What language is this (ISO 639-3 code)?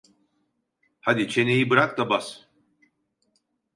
tur